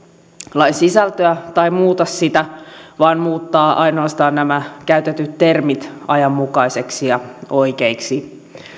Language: Finnish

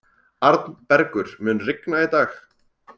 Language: Icelandic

